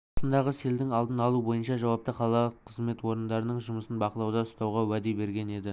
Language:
Kazakh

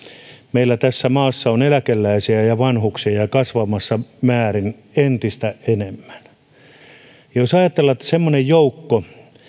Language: Finnish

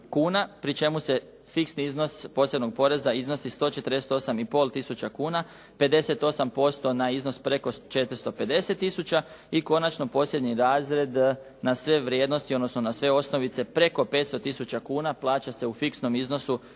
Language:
Croatian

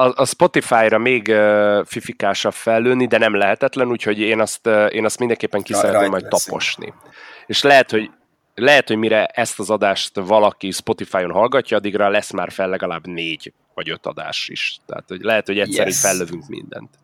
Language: Hungarian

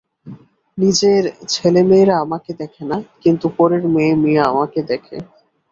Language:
Bangla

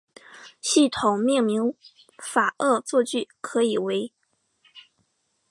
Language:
Chinese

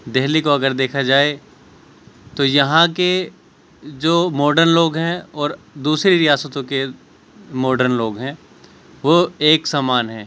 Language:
Urdu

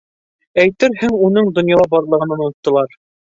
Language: Bashkir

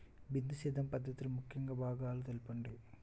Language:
Telugu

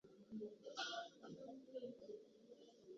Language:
Chinese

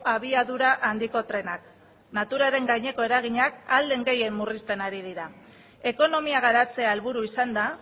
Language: Basque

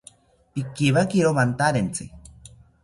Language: South Ucayali Ashéninka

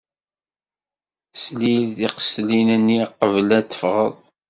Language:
Kabyle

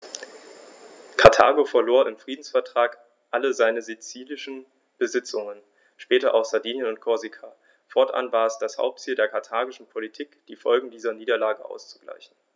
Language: German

